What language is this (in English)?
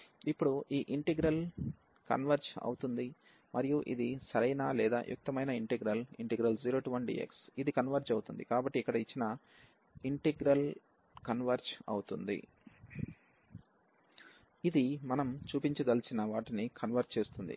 Telugu